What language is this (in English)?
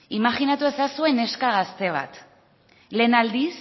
Basque